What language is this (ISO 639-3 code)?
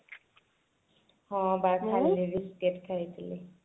ori